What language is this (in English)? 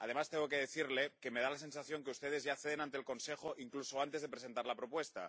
Spanish